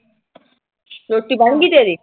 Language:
Punjabi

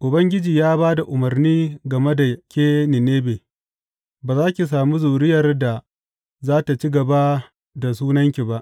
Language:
Hausa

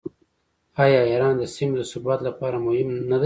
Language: Pashto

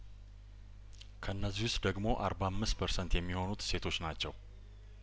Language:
Amharic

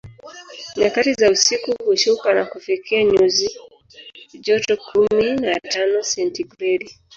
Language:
Swahili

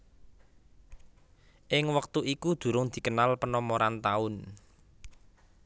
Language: Javanese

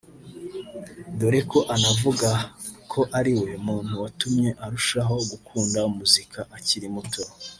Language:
Kinyarwanda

